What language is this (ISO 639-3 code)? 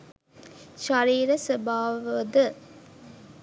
sin